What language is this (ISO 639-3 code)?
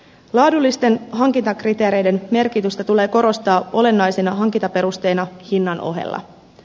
fin